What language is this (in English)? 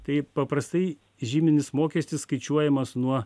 Lithuanian